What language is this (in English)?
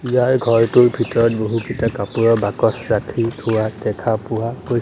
Assamese